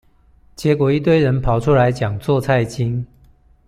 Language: Chinese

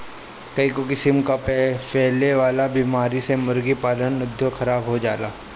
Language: Bhojpuri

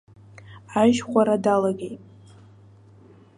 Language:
Abkhazian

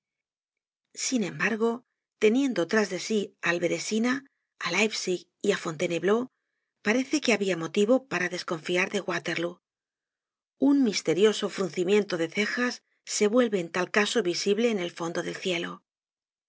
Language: Spanish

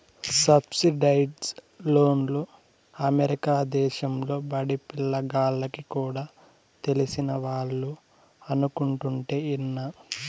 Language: Telugu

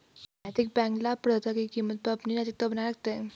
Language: Hindi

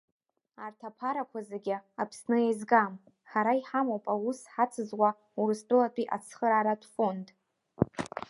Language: Abkhazian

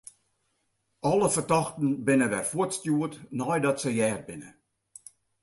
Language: Western Frisian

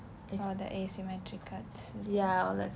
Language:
English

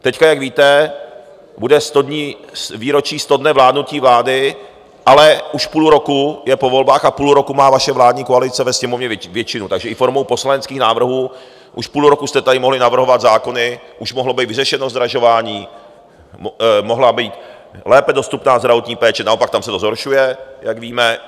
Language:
Czech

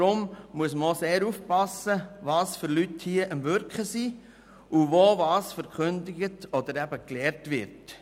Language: Swiss German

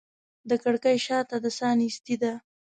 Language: Pashto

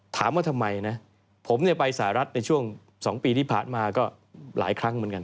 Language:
Thai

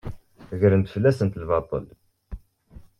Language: Kabyle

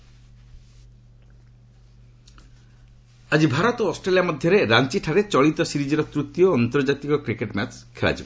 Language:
Odia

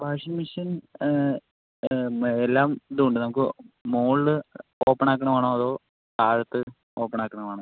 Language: Malayalam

